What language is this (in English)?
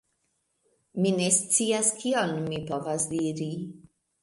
Esperanto